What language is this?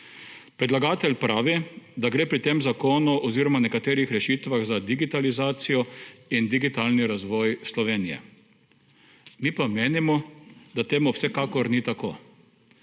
Slovenian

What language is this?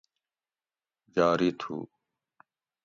Gawri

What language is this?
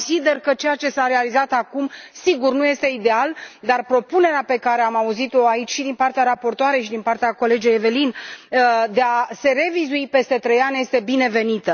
Romanian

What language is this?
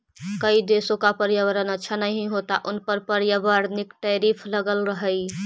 Magahi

